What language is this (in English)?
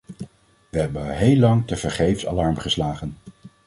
Dutch